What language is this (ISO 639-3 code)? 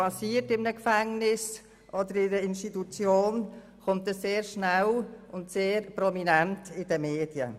gsw